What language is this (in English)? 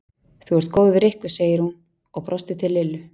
Icelandic